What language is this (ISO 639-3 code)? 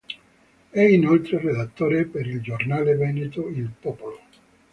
ita